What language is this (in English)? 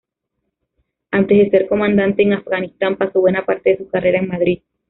Spanish